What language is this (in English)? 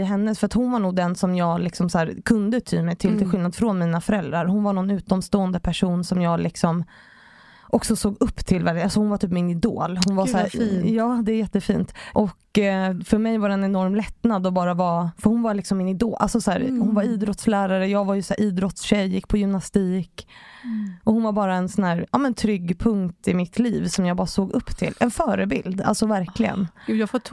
Swedish